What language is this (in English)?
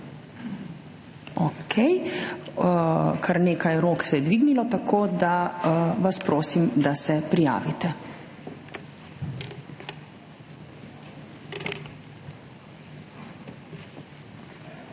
Slovenian